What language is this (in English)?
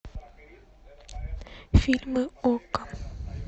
Russian